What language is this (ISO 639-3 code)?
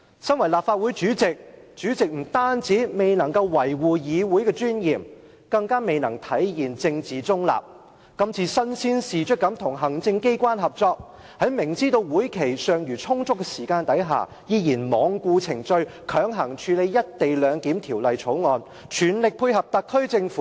yue